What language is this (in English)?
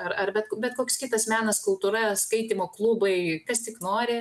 Lithuanian